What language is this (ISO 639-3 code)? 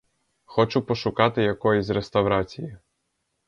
ukr